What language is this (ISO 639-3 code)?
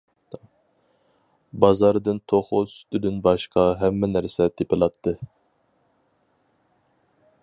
uig